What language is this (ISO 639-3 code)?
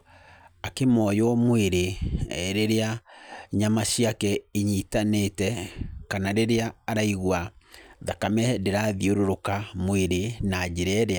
kik